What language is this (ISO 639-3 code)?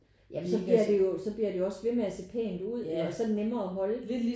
dan